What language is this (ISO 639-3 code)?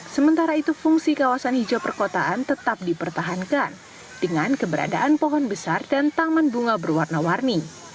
ind